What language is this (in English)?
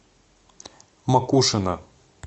Russian